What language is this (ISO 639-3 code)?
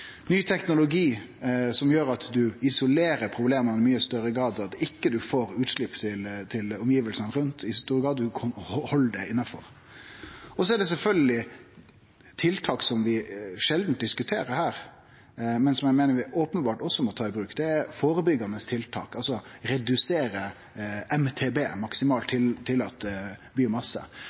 nno